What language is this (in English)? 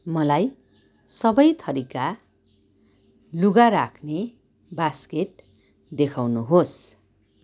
Nepali